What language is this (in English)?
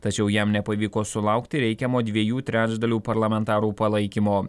Lithuanian